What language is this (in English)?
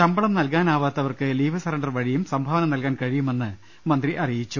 Malayalam